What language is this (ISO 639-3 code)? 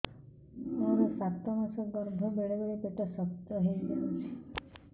ori